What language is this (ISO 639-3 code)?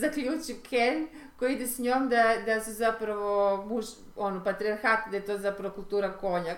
hrv